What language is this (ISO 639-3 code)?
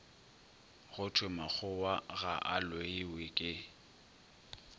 nso